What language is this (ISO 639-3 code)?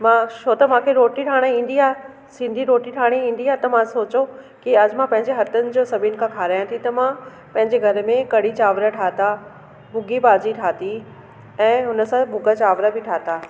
snd